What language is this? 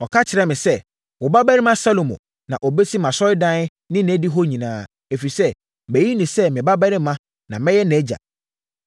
Akan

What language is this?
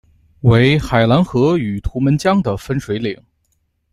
Chinese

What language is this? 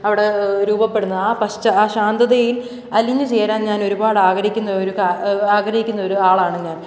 Malayalam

